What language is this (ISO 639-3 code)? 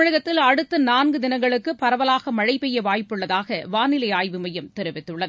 tam